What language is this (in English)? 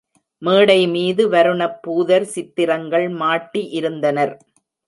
Tamil